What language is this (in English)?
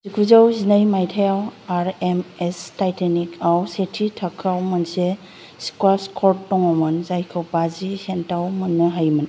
Bodo